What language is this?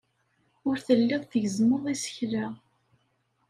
Kabyle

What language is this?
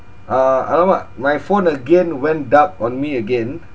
English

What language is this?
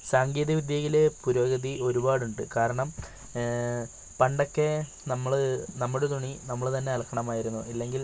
Malayalam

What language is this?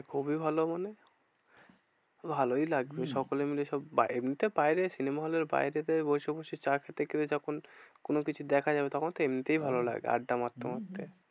Bangla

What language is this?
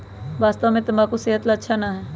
Magahi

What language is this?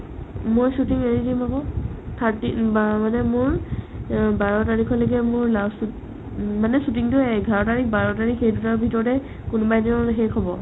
Assamese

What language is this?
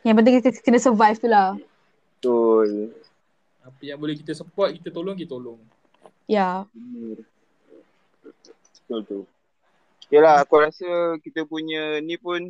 Malay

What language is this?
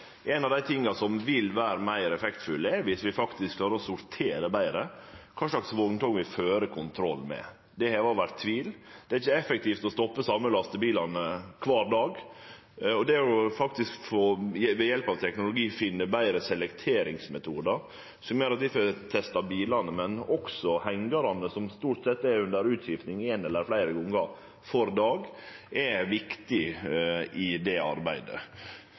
Norwegian Nynorsk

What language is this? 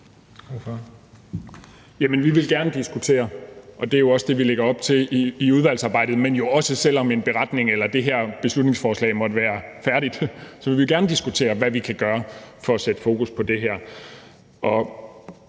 Danish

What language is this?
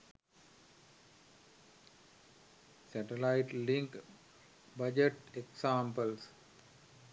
Sinhala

